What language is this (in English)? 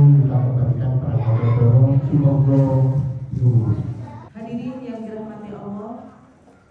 Indonesian